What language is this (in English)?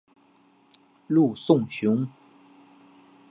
Chinese